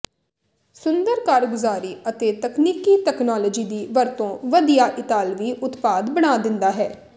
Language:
Punjabi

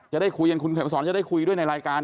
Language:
Thai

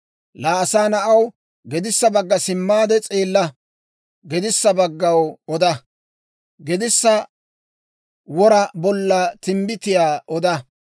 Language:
Dawro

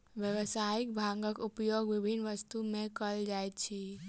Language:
Maithili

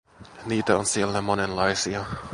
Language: Finnish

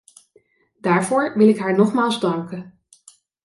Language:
Dutch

